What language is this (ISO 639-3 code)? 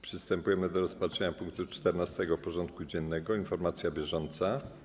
pol